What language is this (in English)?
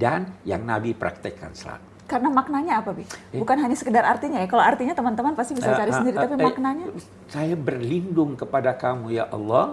Indonesian